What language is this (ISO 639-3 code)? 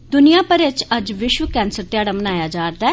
doi